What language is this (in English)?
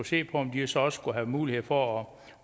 Danish